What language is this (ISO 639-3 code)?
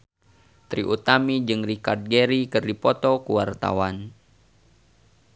sun